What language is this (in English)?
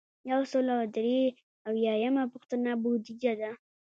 Pashto